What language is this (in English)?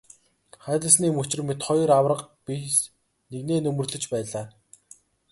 Mongolian